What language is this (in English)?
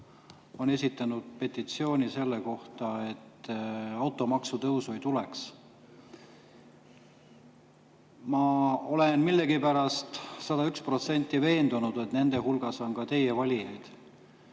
Estonian